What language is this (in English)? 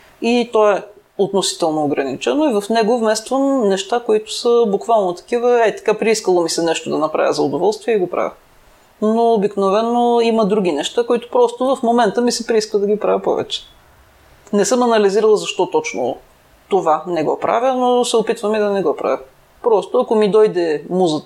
Bulgarian